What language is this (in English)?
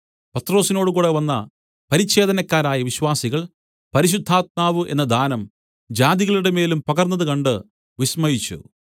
Malayalam